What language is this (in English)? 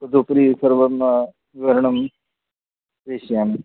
Sanskrit